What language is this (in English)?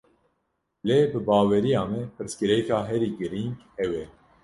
Kurdish